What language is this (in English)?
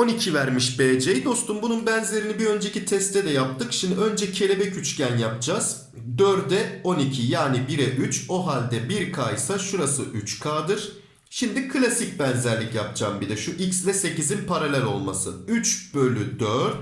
Turkish